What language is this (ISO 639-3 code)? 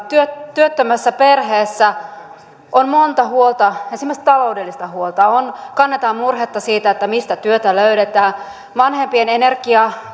fin